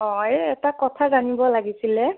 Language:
Assamese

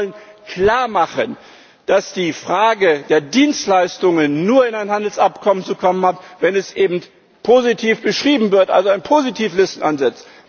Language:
German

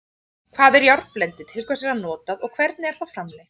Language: Icelandic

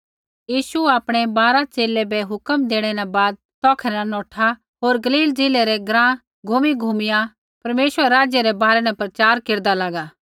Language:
Kullu Pahari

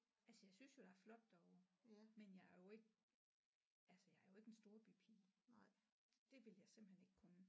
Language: Danish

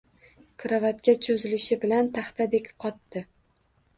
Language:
Uzbek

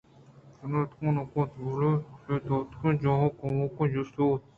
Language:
Eastern Balochi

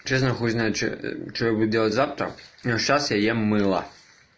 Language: Russian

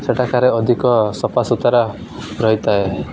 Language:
Odia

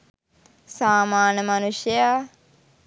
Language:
Sinhala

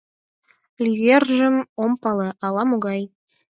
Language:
Mari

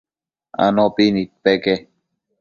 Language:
Matsés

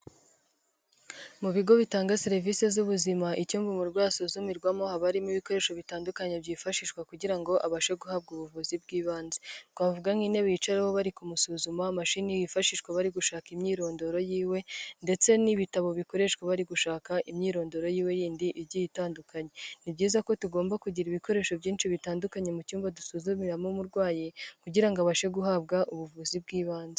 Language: Kinyarwanda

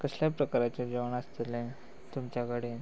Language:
Konkani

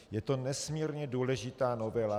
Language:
Czech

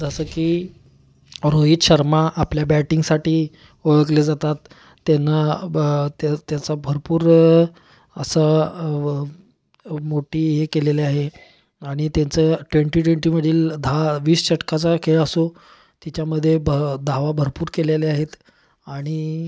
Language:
Marathi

